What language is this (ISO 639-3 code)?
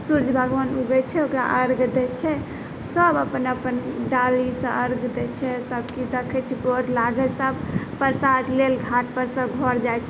mai